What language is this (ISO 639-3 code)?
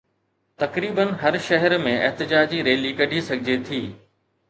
snd